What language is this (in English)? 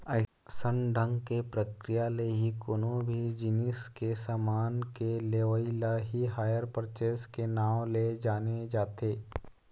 Chhattisgarhi